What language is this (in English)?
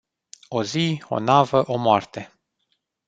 Romanian